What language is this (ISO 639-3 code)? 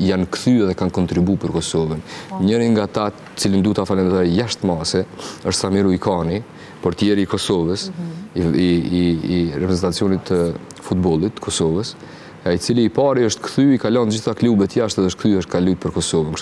ron